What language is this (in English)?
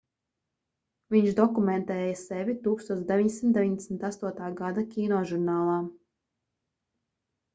Latvian